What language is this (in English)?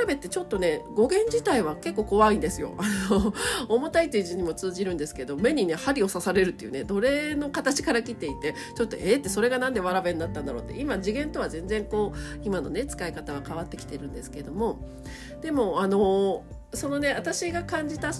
Japanese